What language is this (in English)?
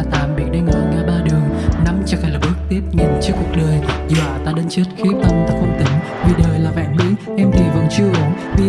Vietnamese